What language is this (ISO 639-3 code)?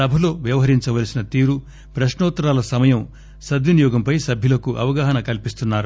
tel